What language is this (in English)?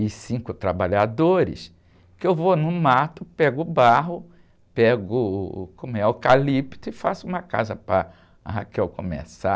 Portuguese